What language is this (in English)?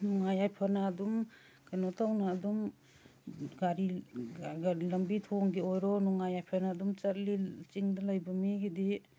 Manipuri